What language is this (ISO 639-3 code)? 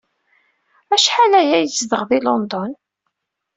kab